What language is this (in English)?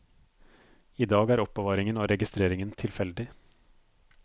Norwegian